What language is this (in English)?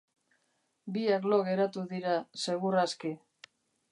Basque